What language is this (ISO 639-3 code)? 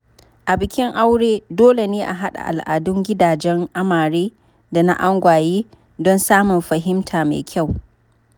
hau